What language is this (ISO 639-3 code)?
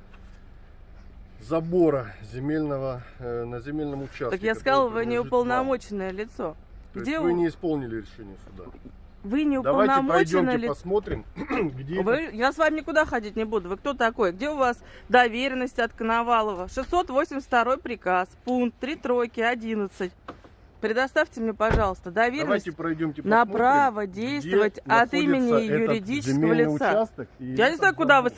rus